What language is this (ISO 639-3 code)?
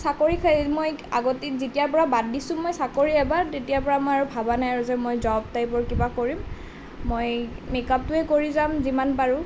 asm